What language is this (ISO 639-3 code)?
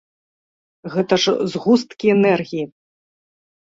bel